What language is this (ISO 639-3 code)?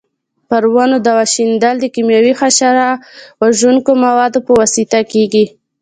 pus